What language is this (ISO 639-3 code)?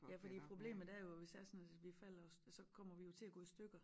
dan